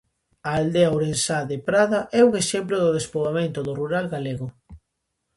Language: Galician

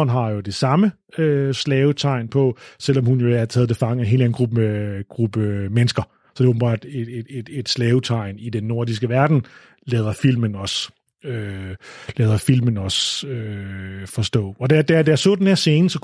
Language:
Danish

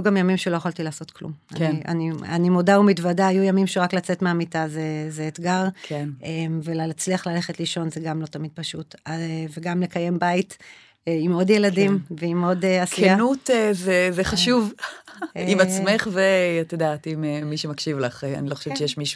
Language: Hebrew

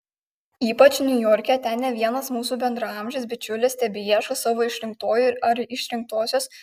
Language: Lithuanian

